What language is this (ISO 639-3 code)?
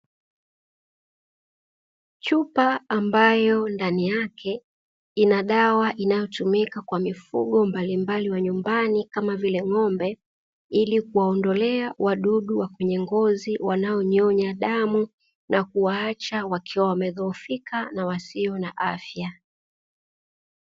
swa